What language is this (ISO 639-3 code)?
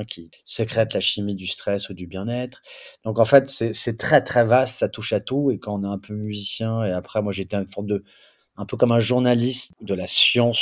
fra